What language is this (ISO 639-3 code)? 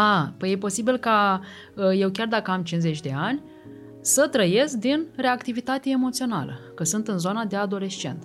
ron